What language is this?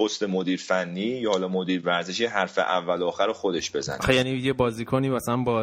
Persian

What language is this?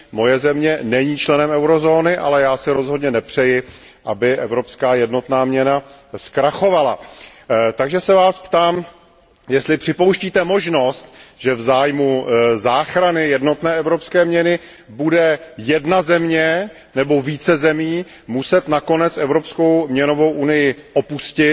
Czech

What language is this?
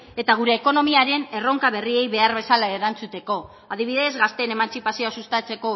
Basque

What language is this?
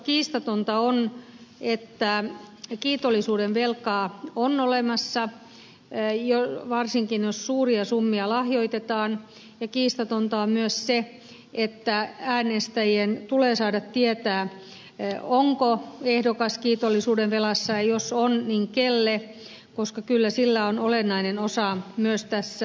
Finnish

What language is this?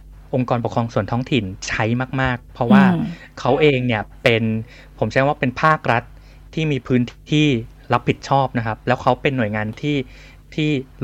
Thai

